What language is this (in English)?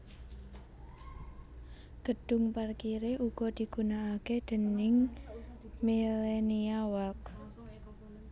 Javanese